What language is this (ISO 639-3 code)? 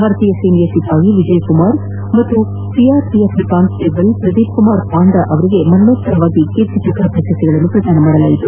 kan